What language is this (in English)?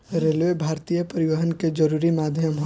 Bhojpuri